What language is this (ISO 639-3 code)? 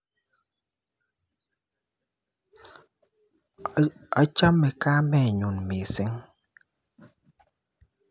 kln